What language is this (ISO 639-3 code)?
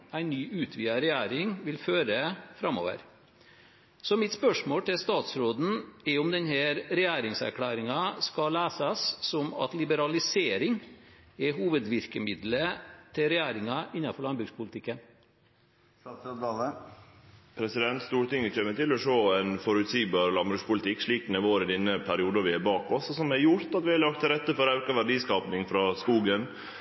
nor